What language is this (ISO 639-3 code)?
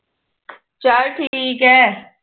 pan